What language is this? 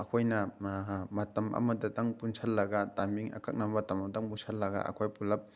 Manipuri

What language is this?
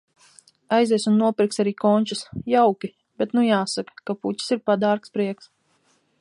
Latvian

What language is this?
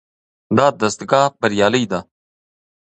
Pashto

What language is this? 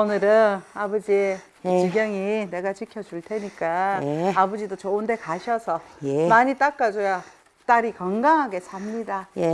Korean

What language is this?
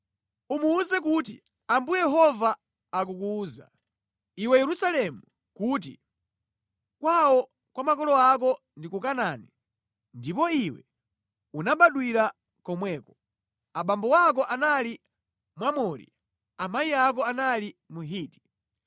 Nyanja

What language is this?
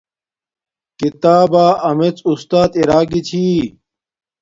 Domaaki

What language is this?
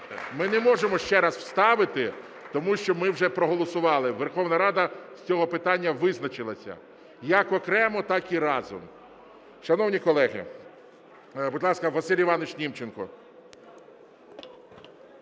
Ukrainian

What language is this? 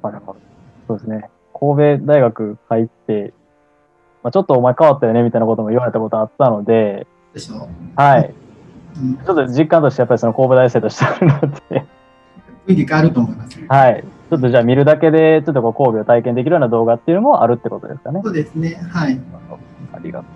Japanese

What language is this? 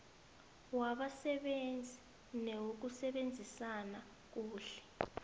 South Ndebele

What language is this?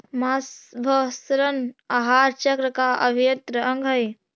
Magahi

